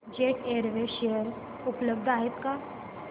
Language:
Marathi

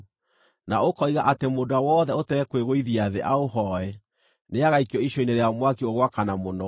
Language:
Kikuyu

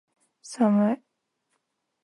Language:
Japanese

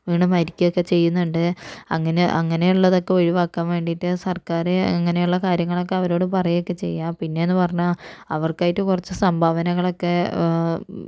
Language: Malayalam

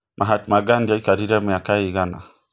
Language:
Kikuyu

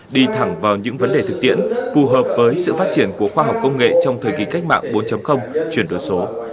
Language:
Vietnamese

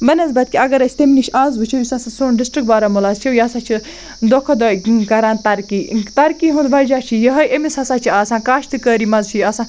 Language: Kashmiri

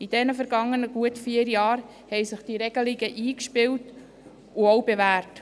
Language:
Swiss German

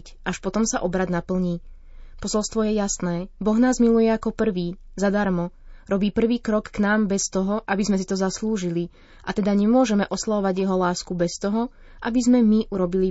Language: Slovak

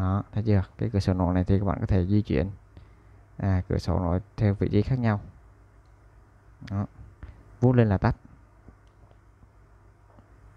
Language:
Vietnamese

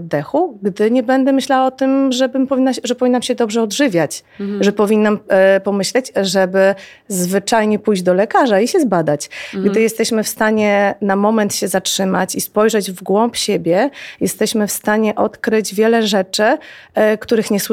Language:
Polish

